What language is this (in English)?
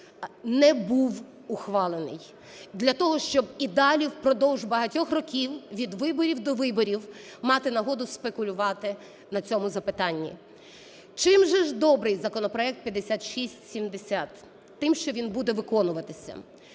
Ukrainian